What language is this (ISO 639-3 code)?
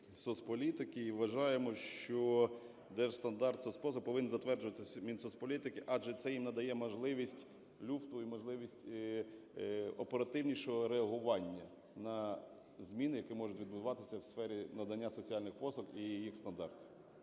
ukr